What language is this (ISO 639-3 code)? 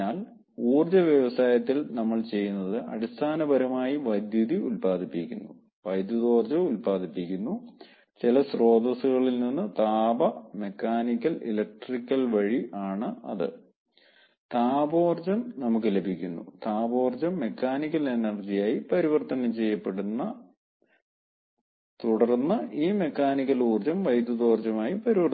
mal